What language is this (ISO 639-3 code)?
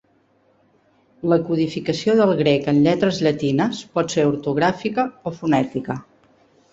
cat